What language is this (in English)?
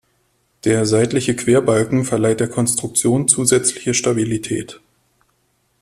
German